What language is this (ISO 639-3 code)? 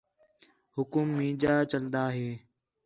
xhe